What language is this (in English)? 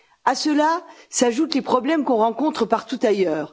French